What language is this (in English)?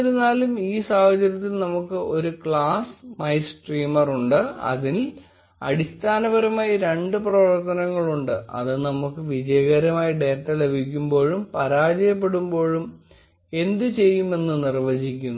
Malayalam